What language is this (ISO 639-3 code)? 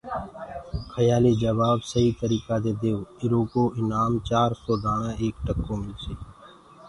ggg